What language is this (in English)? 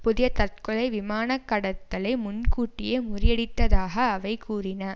Tamil